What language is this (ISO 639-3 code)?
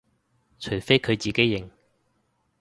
yue